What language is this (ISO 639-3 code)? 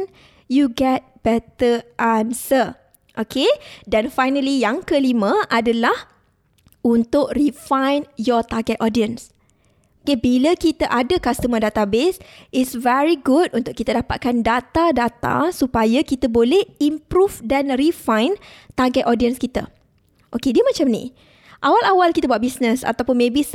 msa